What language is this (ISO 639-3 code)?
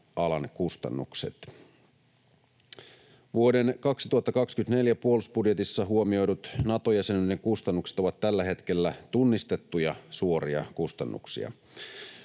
fin